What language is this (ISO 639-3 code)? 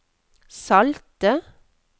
nor